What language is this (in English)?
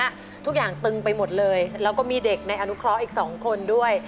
Thai